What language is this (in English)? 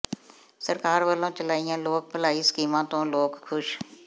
Punjabi